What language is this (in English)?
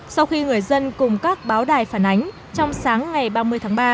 Vietnamese